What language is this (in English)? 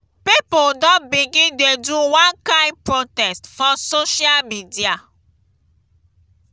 Nigerian Pidgin